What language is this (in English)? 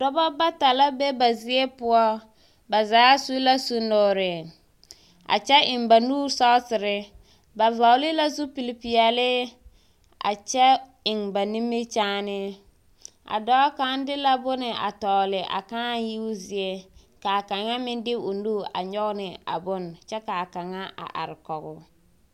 Southern Dagaare